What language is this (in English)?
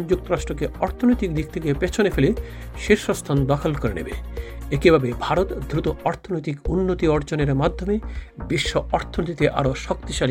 Bangla